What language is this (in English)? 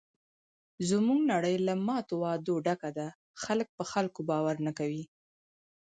Pashto